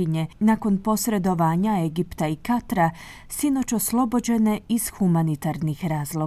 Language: Croatian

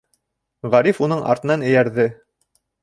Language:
Bashkir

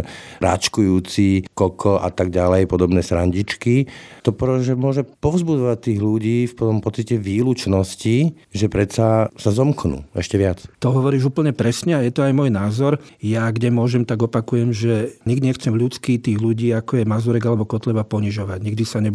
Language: Slovak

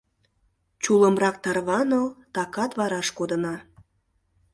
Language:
Mari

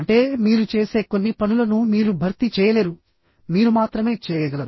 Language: Telugu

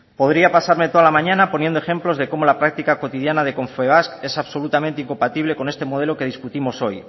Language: Spanish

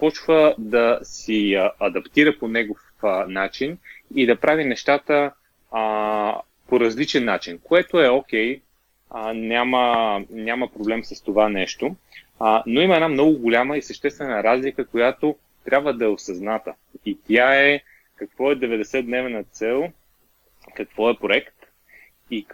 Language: Bulgarian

